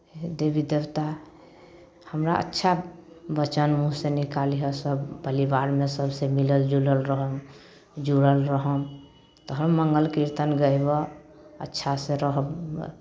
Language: Maithili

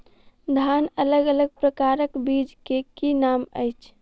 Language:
Maithili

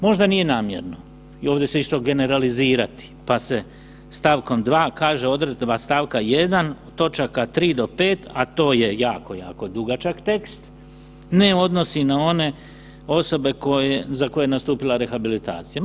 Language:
Croatian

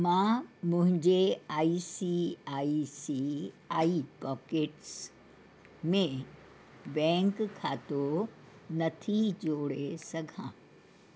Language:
Sindhi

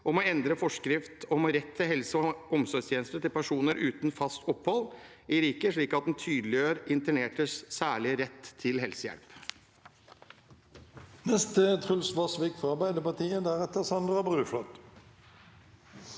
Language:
Norwegian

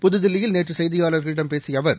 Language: Tamil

